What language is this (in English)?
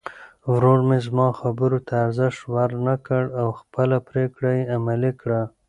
Pashto